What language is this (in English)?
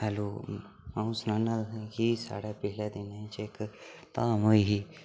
Dogri